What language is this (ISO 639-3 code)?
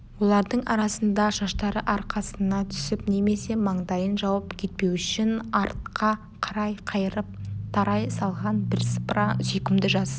kaz